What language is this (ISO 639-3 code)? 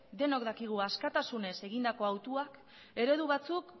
eus